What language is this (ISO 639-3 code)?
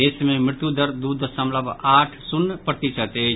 mai